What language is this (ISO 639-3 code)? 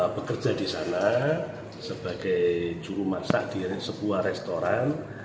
ind